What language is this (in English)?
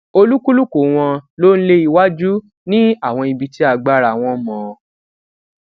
Yoruba